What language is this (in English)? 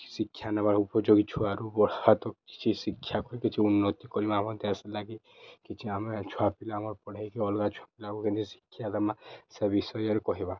Odia